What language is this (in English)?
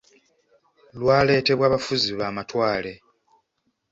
Ganda